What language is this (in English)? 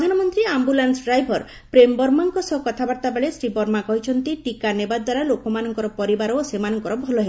Odia